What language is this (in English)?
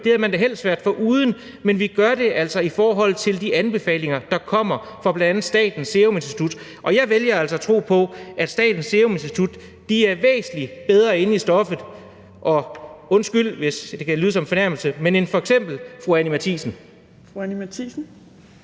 Danish